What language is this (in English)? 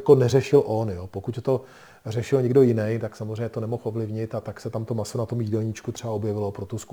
Czech